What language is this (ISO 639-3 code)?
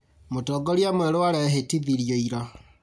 kik